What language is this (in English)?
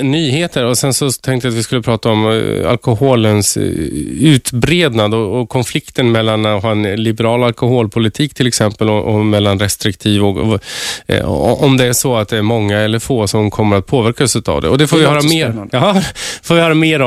Swedish